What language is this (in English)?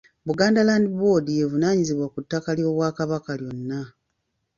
Ganda